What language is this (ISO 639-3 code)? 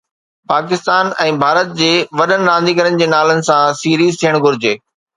snd